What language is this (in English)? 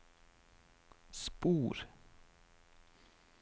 Norwegian